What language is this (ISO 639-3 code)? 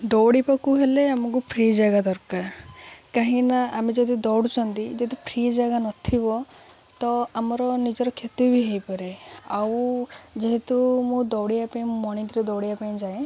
ori